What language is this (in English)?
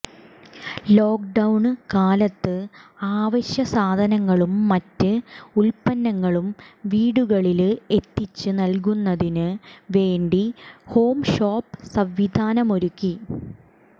Malayalam